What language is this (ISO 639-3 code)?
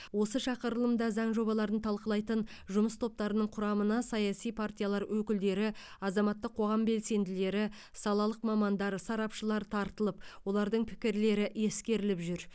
kaz